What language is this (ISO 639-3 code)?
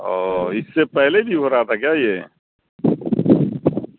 urd